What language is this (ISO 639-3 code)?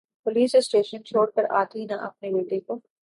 urd